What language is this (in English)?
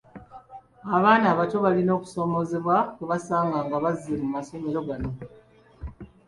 Ganda